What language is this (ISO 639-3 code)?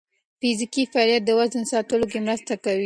pus